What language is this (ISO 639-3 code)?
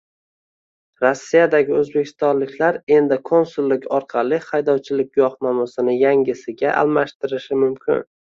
uzb